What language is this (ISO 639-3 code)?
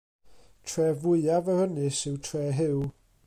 cym